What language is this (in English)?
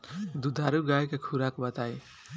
Bhojpuri